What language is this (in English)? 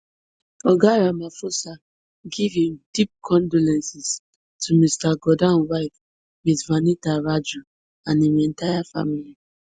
Nigerian Pidgin